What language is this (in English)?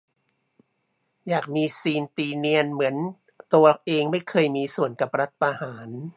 Thai